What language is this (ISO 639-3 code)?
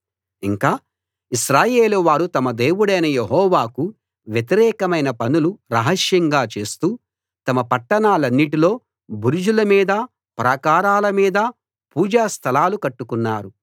tel